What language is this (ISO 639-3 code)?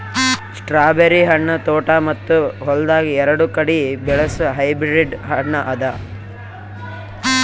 kan